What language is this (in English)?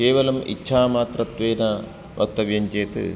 Sanskrit